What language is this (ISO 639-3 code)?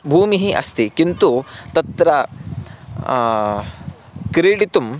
san